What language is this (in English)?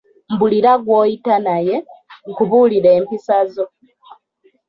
Ganda